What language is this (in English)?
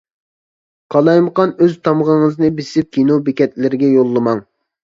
Uyghur